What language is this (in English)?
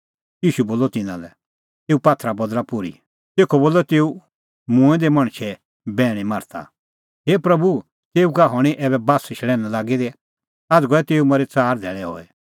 Kullu Pahari